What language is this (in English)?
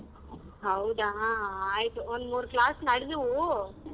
Kannada